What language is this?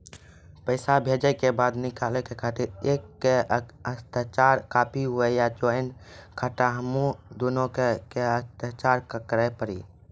Maithili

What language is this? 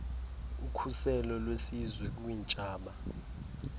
Xhosa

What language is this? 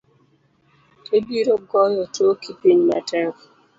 Luo (Kenya and Tanzania)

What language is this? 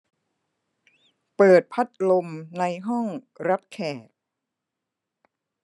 Thai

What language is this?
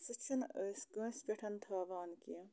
Kashmiri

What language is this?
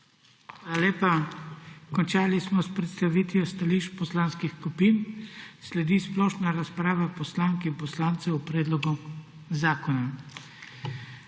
Slovenian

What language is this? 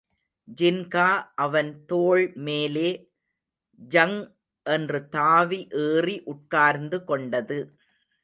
Tamil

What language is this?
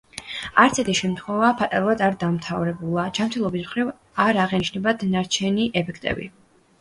Georgian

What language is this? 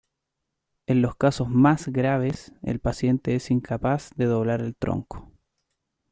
Spanish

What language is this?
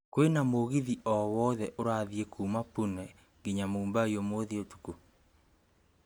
Kikuyu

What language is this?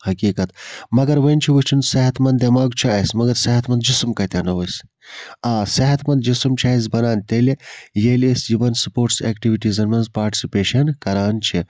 Kashmiri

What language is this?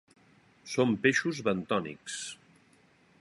Catalan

